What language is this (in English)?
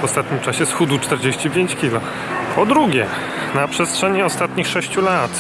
Polish